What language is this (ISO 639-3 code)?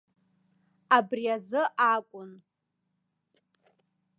abk